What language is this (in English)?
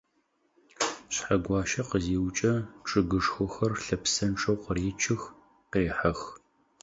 Adyghe